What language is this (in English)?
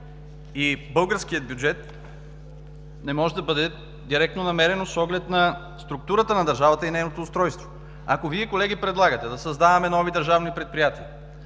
Bulgarian